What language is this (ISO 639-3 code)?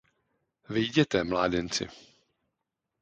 ces